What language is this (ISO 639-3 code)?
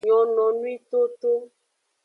ajg